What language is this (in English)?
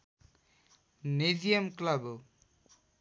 Nepali